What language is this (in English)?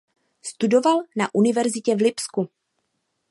Czech